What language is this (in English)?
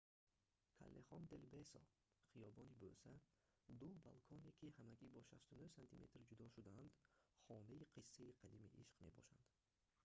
Tajik